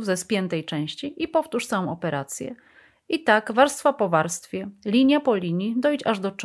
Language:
Polish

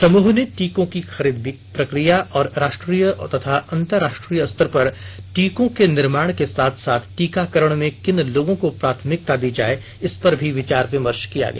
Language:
Hindi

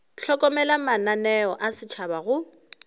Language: Northern Sotho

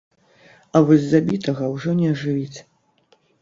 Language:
Belarusian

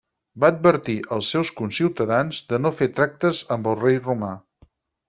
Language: Catalan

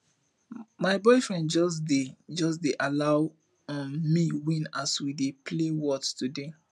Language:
Nigerian Pidgin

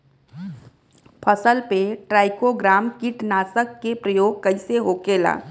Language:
Bhojpuri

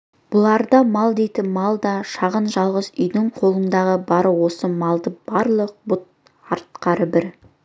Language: Kazakh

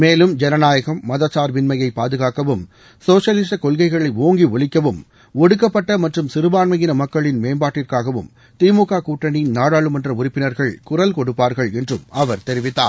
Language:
Tamil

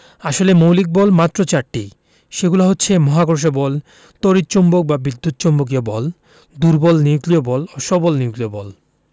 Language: Bangla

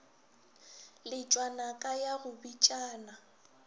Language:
Northern Sotho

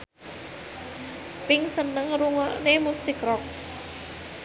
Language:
Javanese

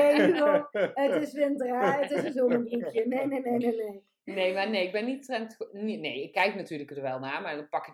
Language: Dutch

